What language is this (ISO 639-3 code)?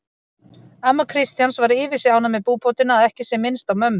isl